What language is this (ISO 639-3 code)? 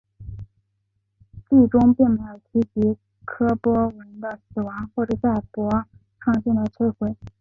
zho